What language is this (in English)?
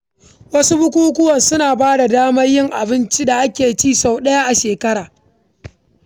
Hausa